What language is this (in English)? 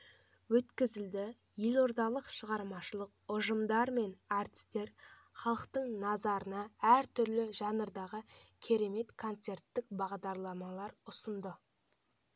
Kazakh